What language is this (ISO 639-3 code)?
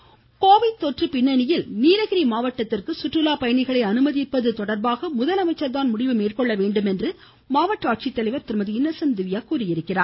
tam